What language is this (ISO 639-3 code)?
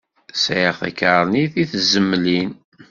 kab